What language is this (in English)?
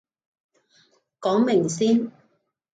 Cantonese